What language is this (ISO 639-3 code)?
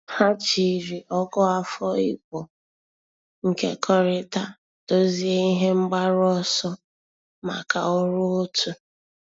ibo